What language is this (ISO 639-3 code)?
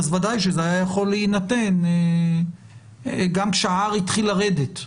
heb